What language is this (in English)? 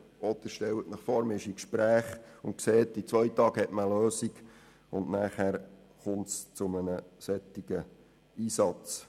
Swiss German